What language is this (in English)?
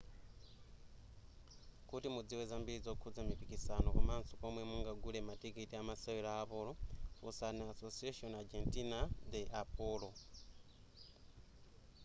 Nyanja